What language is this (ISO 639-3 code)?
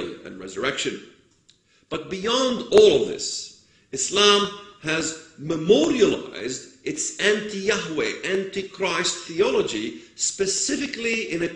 eng